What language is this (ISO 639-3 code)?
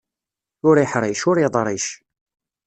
kab